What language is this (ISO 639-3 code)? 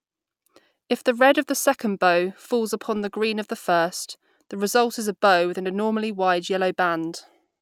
eng